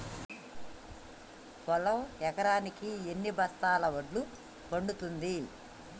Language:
Telugu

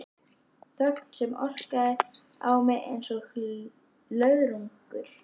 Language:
Icelandic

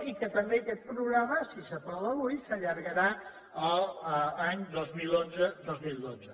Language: Catalan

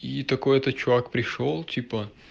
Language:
Russian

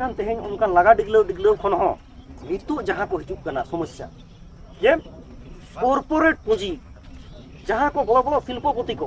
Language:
Indonesian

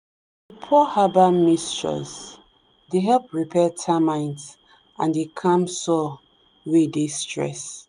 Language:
Nigerian Pidgin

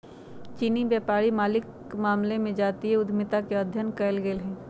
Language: Magahi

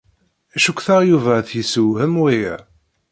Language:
Kabyle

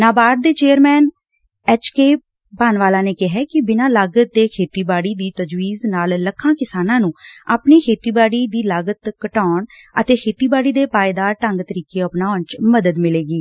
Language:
Punjabi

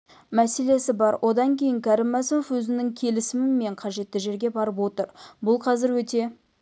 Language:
Kazakh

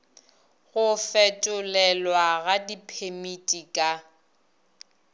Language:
Northern Sotho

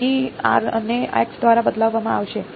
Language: Gujarati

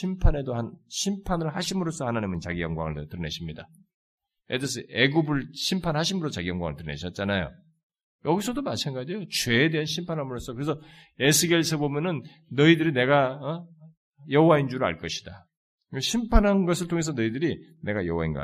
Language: Korean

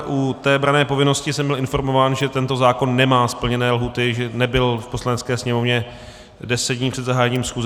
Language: Czech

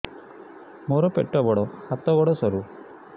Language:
Odia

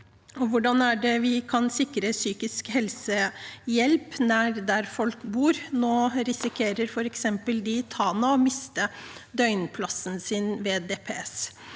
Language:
Norwegian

